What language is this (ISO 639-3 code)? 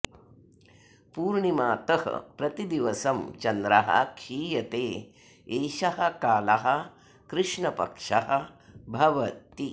san